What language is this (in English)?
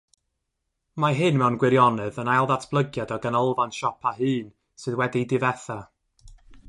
Welsh